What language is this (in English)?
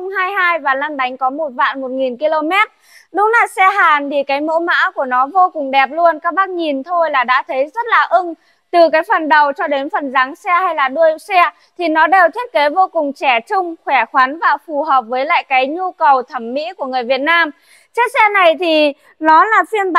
Vietnamese